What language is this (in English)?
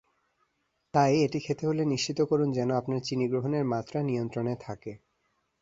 Bangla